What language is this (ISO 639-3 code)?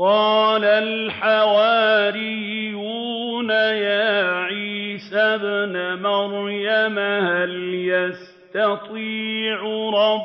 ara